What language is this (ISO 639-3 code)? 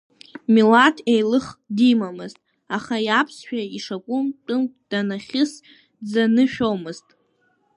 abk